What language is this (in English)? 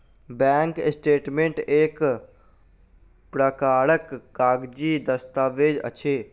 Maithili